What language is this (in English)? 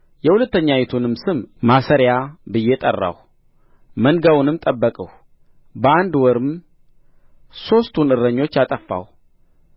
Amharic